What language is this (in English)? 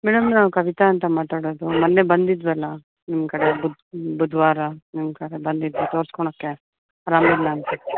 Kannada